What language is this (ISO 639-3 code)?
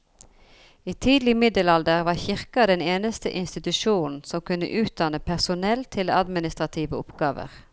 nor